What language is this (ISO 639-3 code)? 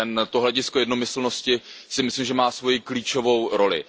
ces